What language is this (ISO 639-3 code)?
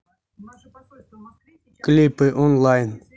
rus